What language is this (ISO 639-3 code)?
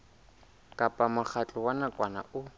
sot